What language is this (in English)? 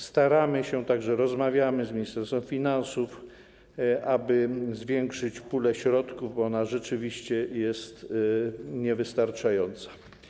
Polish